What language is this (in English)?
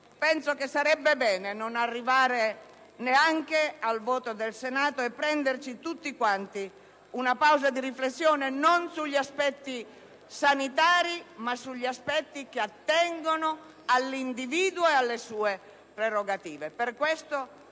Italian